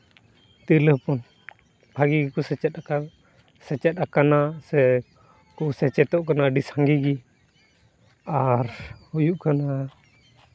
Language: Santali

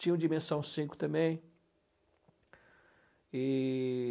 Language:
Portuguese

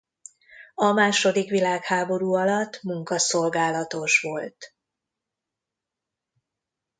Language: Hungarian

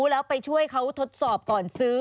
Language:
Thai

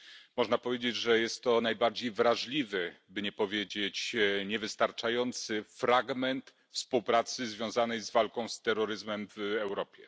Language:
Polish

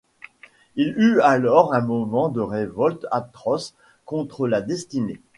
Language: French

